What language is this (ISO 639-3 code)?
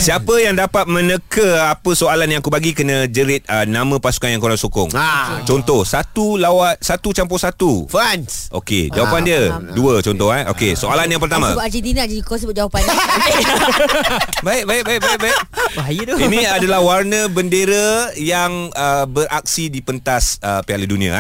msa